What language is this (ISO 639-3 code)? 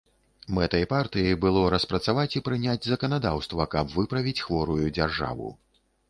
bel